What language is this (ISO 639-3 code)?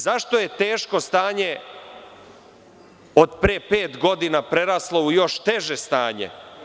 srp